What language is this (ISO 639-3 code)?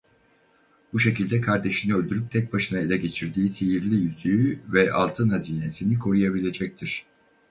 tur